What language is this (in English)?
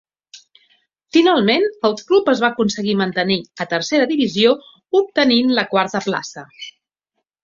Catalan